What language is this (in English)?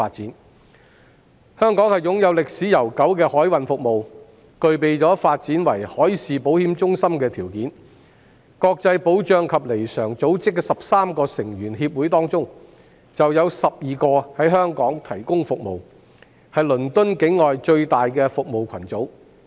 Cantonese